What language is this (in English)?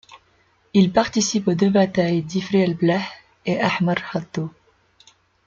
French